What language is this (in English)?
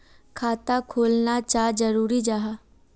Magahi